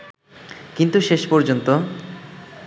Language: Bangla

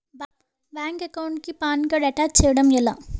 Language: Telugu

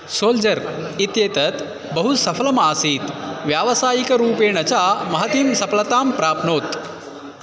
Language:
Sanskrit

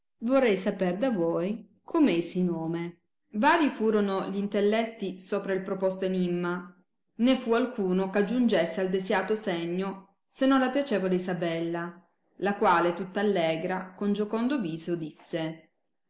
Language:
Italian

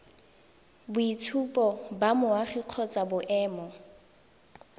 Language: Tswana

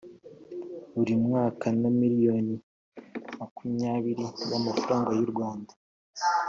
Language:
Kinyarwanda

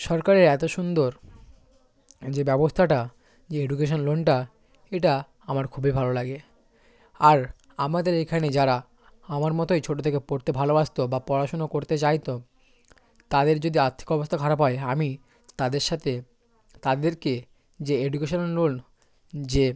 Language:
Bangla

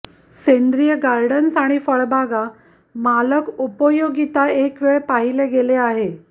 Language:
Marathi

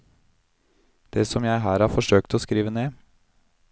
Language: Norwegian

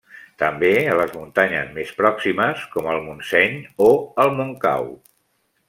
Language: Catalan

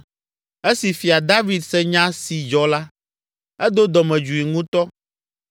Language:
Ewe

